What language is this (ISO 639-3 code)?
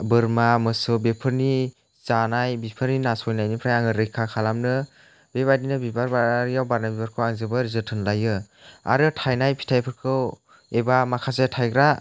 brx